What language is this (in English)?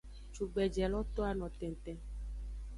Aja (Benin)